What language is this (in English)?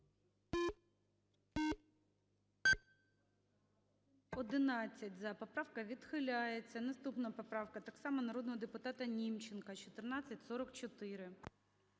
Ukrainian